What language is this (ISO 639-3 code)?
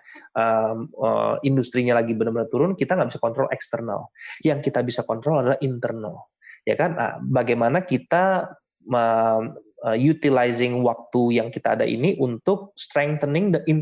ind